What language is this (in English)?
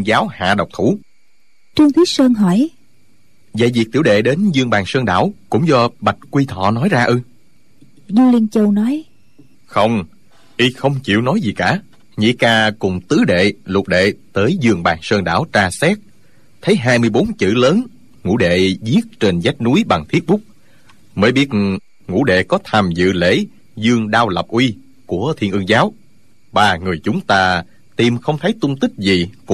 Vietnamese